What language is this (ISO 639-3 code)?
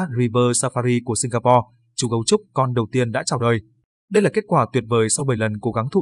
vie